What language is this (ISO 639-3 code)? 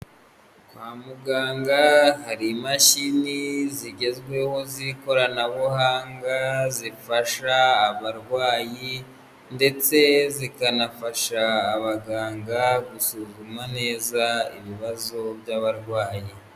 kin